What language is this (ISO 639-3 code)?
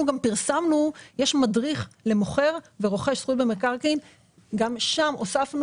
heb